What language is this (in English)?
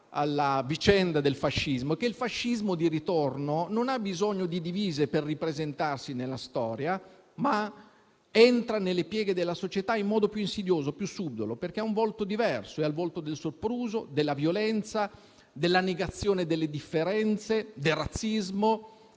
Italian